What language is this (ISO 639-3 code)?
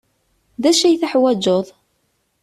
kab